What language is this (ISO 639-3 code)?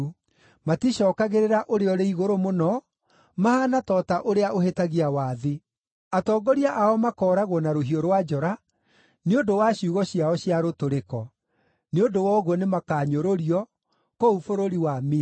kik